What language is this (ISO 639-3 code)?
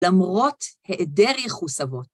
heb